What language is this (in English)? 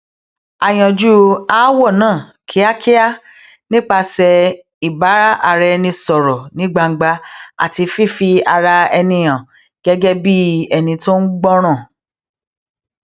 Yoruba